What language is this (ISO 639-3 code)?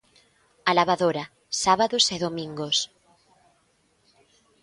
glg